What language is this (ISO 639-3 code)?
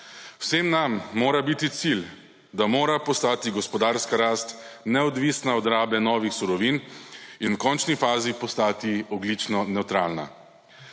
slv